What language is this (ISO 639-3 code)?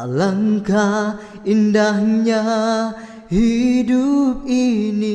msa